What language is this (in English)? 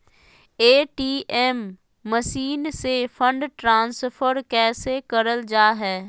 Magahi